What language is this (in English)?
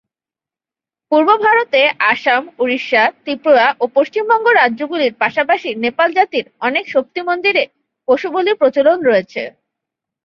Bangla